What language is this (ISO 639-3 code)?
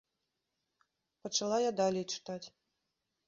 bel